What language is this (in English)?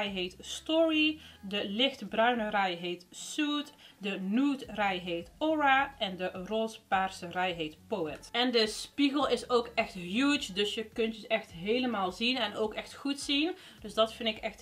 Dutch